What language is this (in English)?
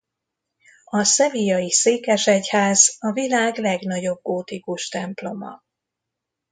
Hungarian